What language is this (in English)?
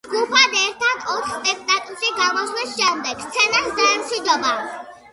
Georgian